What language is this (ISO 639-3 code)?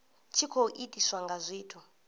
ven